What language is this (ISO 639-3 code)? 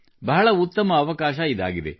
kan